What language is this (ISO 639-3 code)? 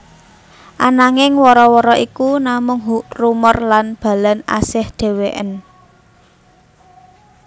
jav